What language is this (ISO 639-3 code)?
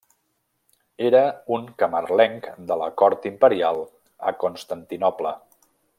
cat